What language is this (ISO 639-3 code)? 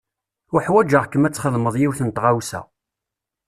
kab